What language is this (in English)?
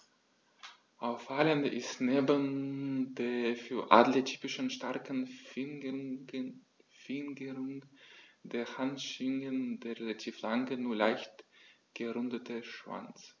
German